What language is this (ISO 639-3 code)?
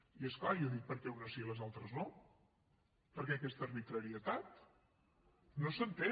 cat